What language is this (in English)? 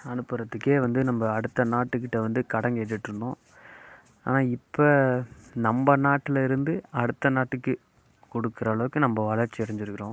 Tamil